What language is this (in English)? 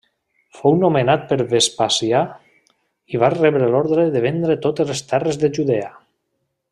Catalan